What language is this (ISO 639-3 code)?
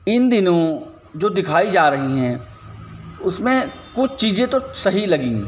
hin